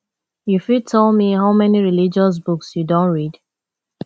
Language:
Nigerian Pidgin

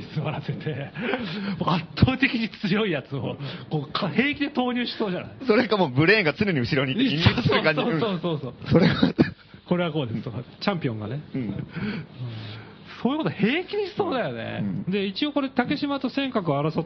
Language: Japanese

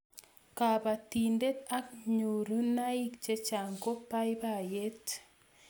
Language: Kalenjin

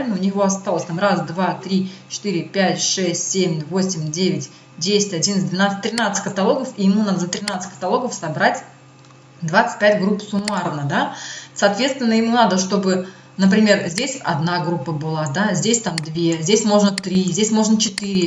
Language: Russian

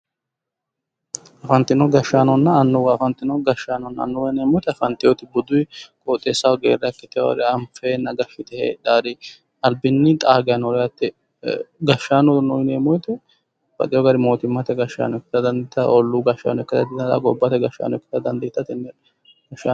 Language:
Sidamo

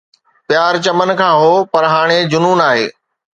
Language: Sindhi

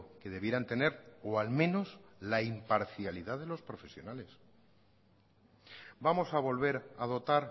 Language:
Spanish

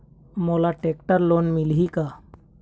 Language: Chhattisgarhi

